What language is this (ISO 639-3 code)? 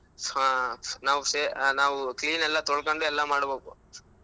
kan